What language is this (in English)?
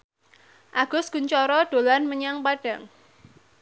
Javanese